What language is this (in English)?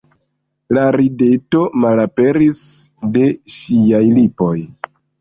Esperanto